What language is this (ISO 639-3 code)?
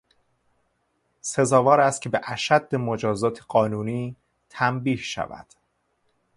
fas